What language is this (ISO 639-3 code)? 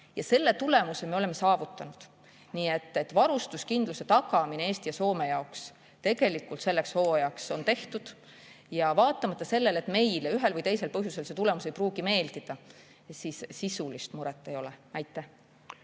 est